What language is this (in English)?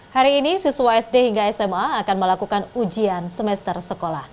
Indonesian